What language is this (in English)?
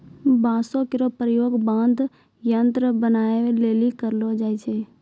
Maithili